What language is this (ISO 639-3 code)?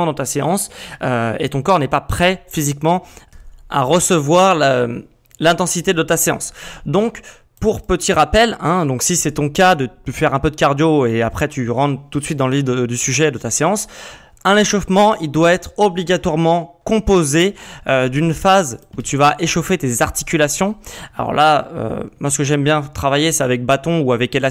fra